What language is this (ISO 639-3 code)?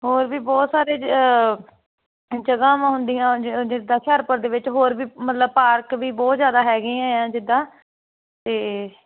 pan